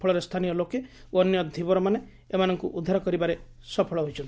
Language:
Odia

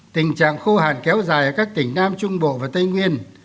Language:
Vietnamese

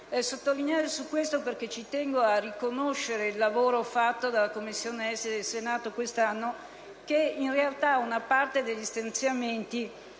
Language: Italian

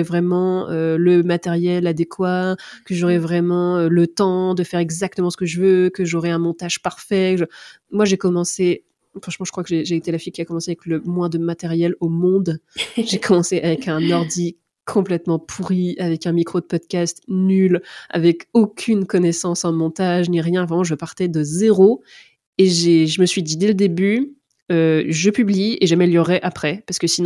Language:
French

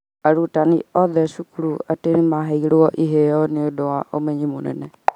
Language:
Kikuyu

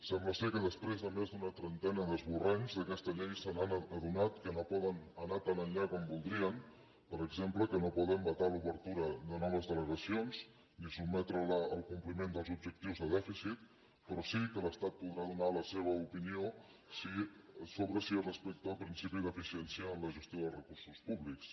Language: Catalan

